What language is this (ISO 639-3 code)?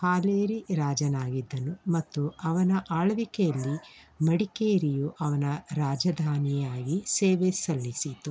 kan